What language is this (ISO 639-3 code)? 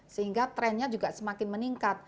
ind